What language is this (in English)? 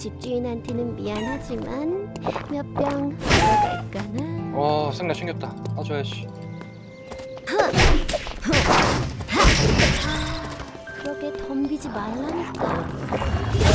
Korean